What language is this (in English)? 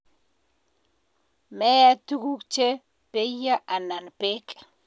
Kalenjin